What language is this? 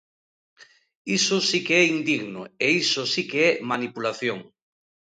Galician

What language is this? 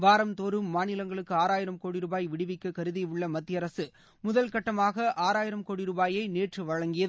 Tamil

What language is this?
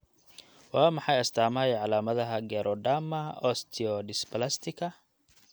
Somali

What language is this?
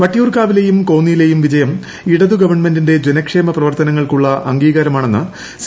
Malayalam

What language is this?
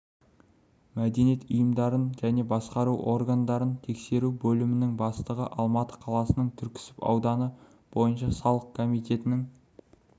Kazakh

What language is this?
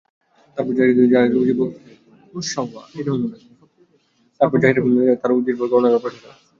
Bangla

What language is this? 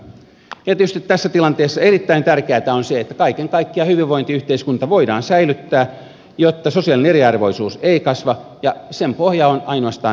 Finnish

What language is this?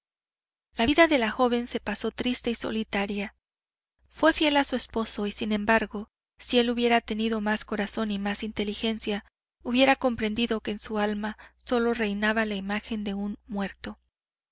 Spanish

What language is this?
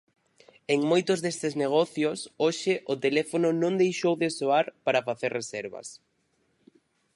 Galician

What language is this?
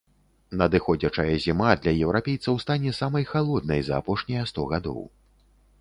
Belarusian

